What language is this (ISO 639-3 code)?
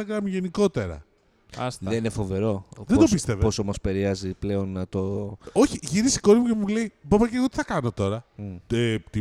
ell